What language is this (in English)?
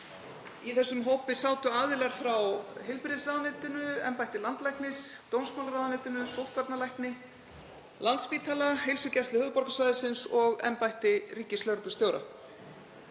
Icelandic